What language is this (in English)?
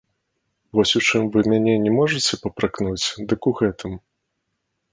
Belarusian